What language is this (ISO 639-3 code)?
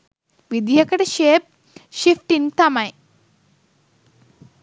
sin